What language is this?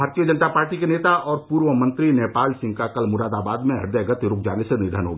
Hindi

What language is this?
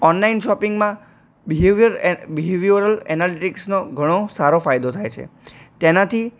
Gujarati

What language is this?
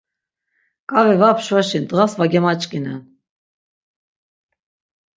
Laz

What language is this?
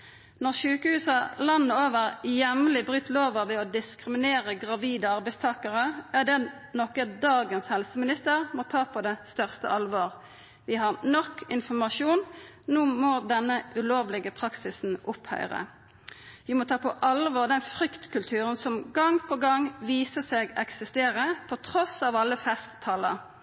Norwegian Nynorsk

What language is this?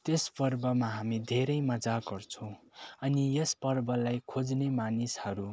Nepali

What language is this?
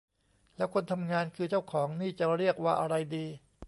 Thai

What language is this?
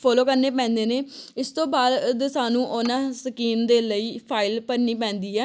Punjabi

